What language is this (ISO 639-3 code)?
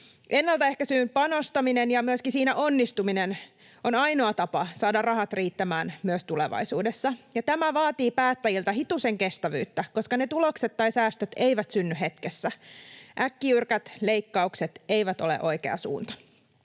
fin